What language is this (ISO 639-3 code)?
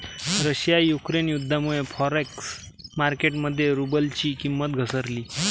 mar